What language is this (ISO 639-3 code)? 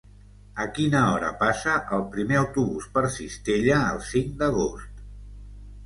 cat